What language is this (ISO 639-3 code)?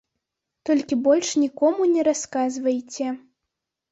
bel